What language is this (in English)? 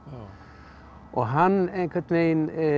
Icelandic